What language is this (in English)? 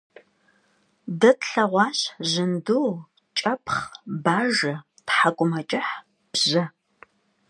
Kabardian